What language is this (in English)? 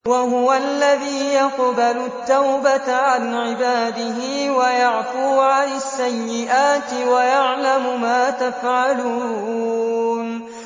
Arabic